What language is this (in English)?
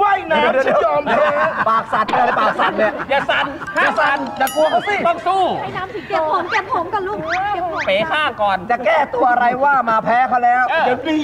Thai